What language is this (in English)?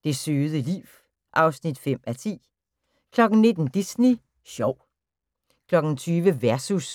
Danish